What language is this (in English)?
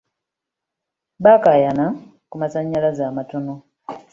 Ganda